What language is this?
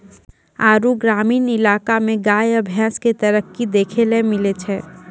Maithili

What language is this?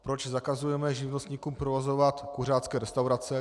Czech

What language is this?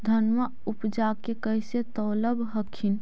Magahi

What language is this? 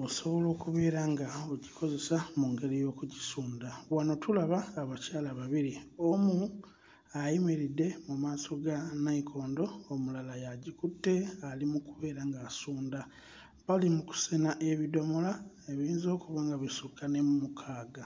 Ganda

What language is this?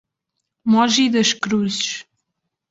Portuguese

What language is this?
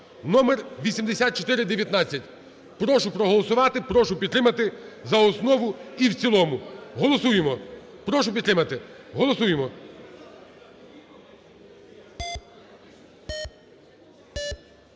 Ukrainian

